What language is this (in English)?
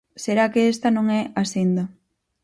Galician